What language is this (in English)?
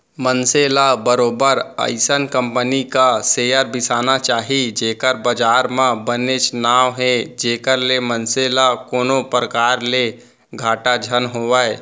Chhattisgarhi